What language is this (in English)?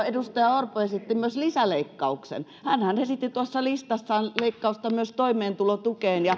Finnish